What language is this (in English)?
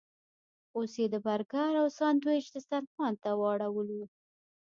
Pashto